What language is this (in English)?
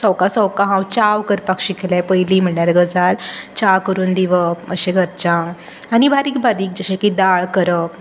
Konkani